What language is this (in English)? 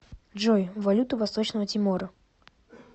Russian